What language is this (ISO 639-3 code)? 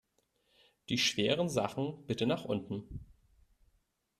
deu